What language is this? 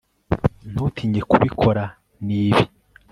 Kinyarwanda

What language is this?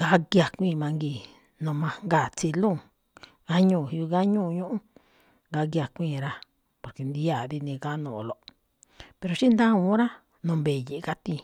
Malinaltepec Me'phaa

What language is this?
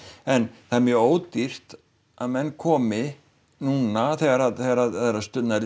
Icelandic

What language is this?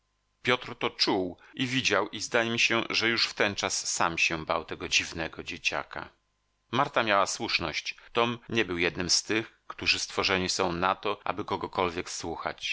Polish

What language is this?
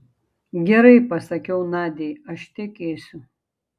Lithuanian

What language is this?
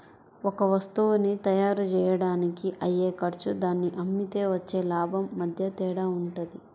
Telugu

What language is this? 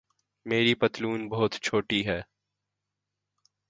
Urdu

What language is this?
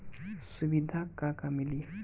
Bhojpuri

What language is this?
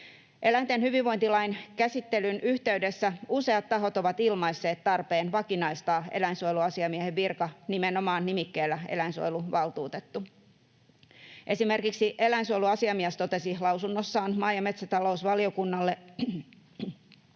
Finnish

